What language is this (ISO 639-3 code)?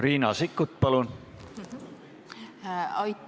est